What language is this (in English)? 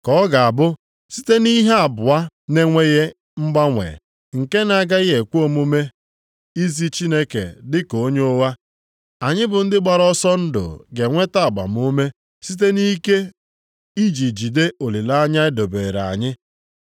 Igbo